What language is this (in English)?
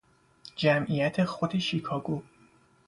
Persian